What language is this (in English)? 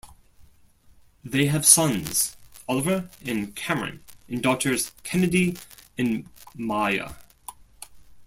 English